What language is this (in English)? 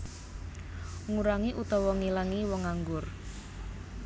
Javanese